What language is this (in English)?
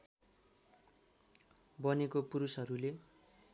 Nepali